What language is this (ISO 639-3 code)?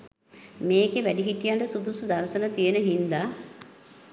sin